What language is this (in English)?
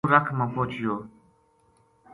Gujari